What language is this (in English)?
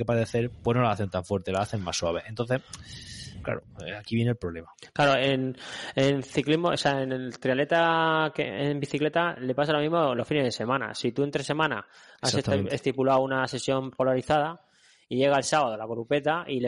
Spanish